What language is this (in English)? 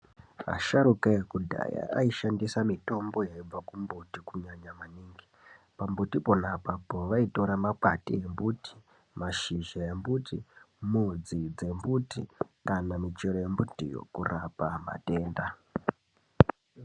Ndau